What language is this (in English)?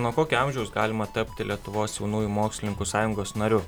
Lithuanian